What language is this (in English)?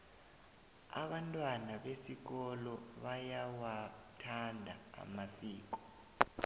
South Ndebele